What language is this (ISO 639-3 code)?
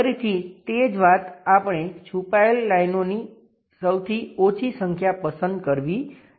guj